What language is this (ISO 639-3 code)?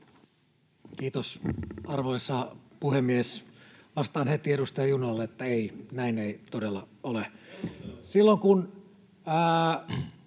fin